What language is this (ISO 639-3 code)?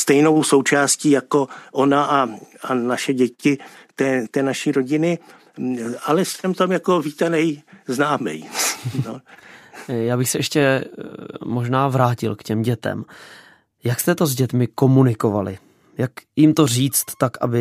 ces